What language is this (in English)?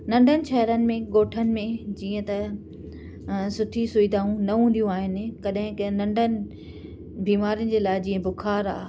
Sindhi